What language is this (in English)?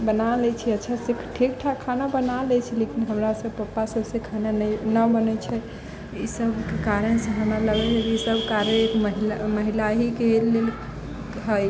Maithili